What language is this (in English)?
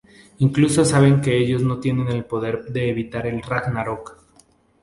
Spanish